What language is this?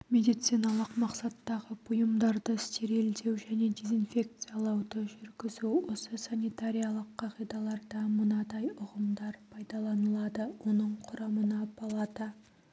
Kazakh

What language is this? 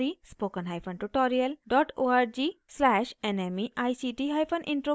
Hindi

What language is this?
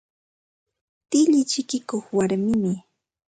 Ambo-Pasco Quechua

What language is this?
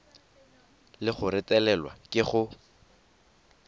Tswana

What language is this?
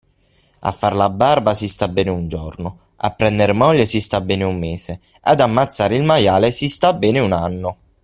Italian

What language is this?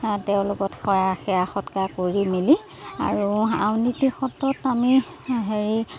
Assamese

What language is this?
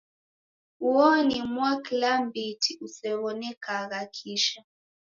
Taita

